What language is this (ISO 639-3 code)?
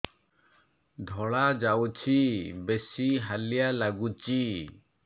ori